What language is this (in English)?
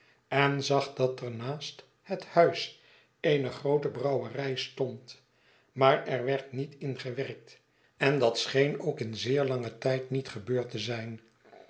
Dutch